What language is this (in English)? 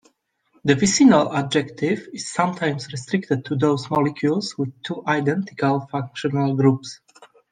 English